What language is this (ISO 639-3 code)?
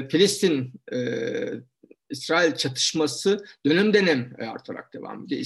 tur